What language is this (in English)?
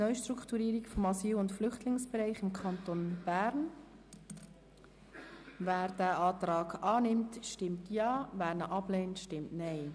Swiss German